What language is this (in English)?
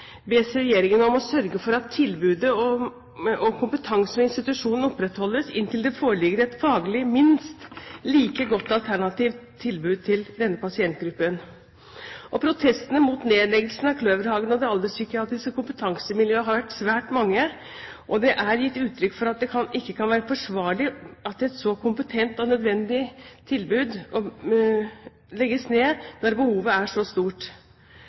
Norwegian Bokmål